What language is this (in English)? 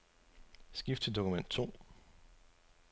Danish